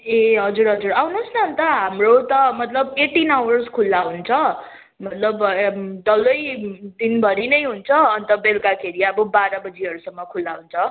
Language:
Nepali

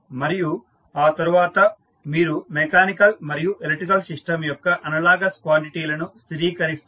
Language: Telugu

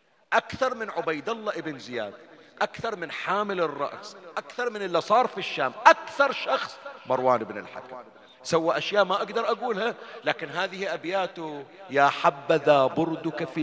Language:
Arabic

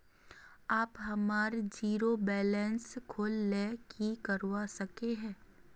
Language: Magahi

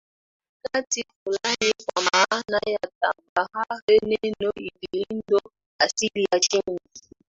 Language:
Swahili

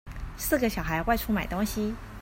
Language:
Chinese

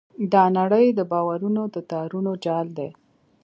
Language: Pashto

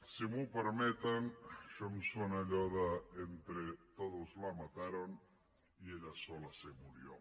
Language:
Catalan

